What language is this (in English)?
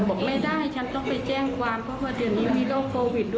Thai